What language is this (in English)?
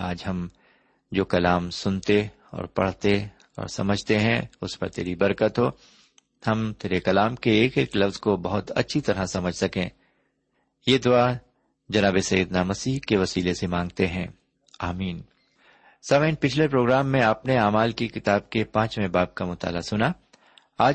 Urdu